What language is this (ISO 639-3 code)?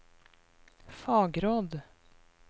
nor